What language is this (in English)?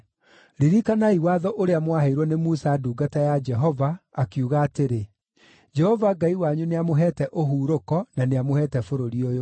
Kikuyu